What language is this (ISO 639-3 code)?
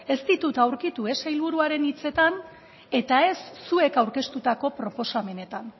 eus